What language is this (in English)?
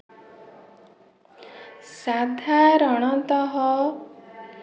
Odia